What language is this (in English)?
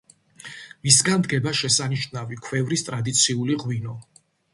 Georgian